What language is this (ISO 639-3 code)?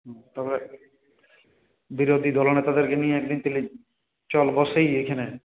ben